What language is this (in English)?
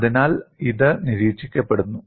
Malayalam